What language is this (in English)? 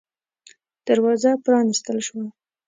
Pashto